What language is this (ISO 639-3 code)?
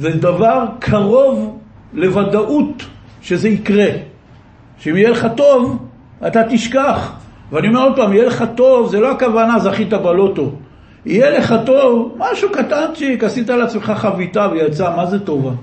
heb